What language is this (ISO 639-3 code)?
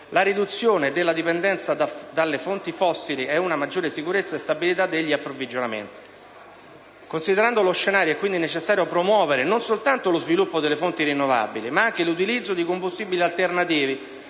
ita